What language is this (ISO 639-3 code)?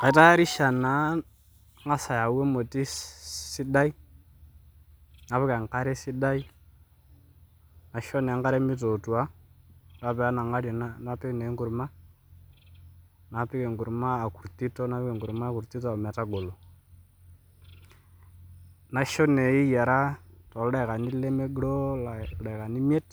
mas